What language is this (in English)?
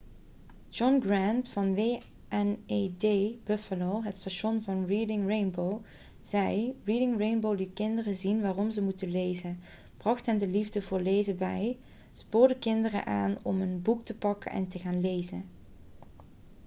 Dutch